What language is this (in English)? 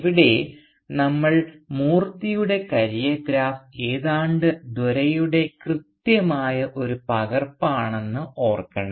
Malayalam